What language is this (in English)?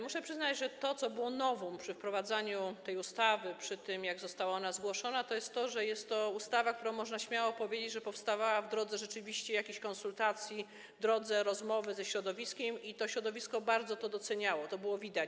Polish